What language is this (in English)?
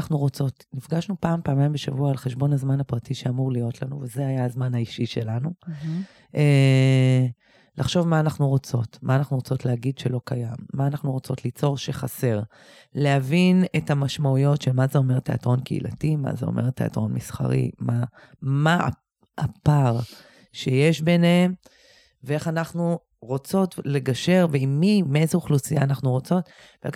Hebrew